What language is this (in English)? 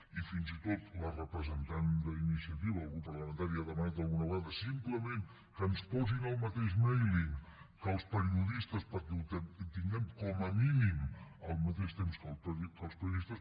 Catalan